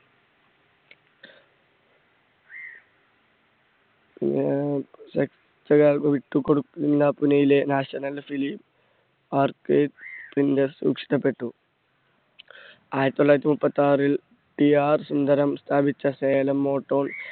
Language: Malayalam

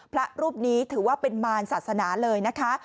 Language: Thai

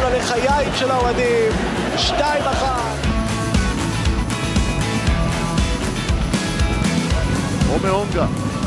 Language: Hebrew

